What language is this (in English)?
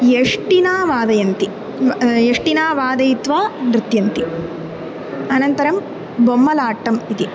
Sanskrit